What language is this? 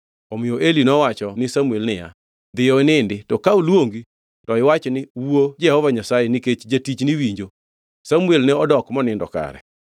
Luo (Kenya and Tanzania)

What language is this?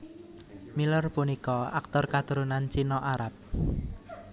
Javanese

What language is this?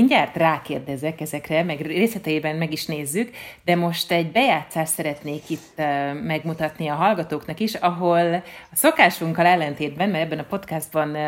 Hungarian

